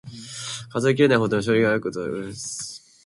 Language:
Japanese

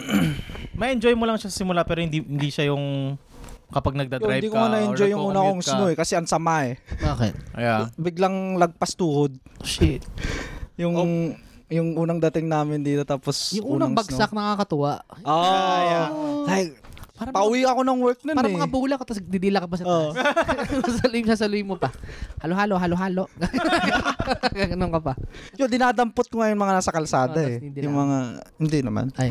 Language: Filipino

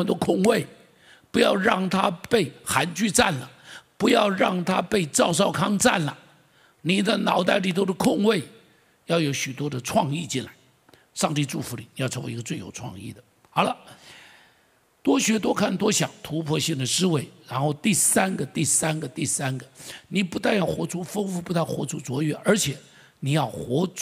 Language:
Chinese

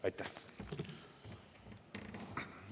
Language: Estonian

